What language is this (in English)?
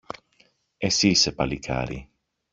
Greek